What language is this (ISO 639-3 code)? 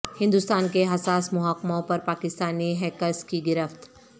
urd